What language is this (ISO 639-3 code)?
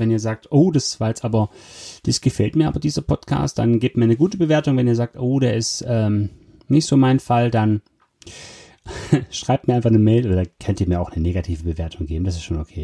deu